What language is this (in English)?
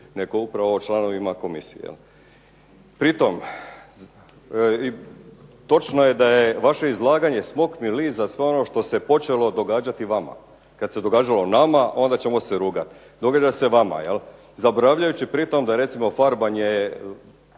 Croatian